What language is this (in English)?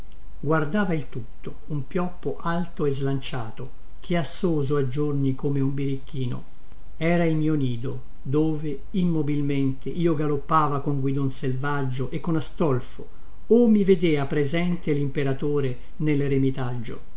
Italian